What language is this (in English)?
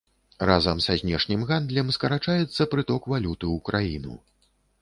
Belarusian